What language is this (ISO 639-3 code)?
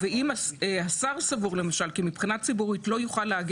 heb